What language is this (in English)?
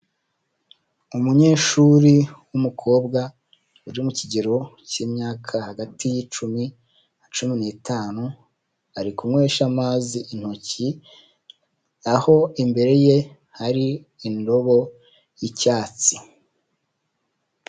Kinyarwanda